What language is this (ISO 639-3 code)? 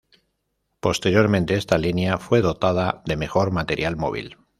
spa